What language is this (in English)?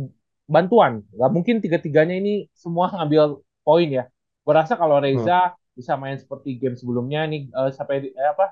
Indonesian